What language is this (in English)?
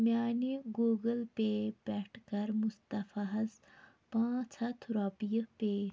Kashmiri